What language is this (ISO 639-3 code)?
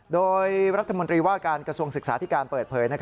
tha